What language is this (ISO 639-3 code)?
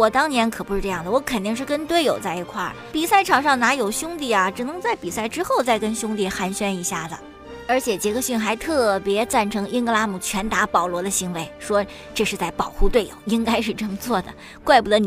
zho